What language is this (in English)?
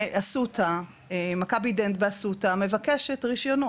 Hebrew